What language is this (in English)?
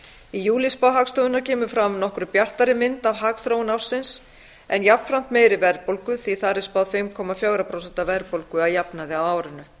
Icelandic